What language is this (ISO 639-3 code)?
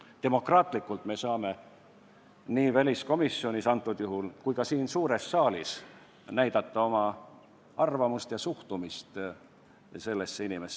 est